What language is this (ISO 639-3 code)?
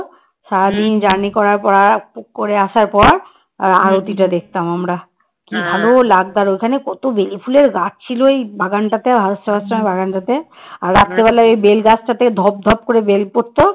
ben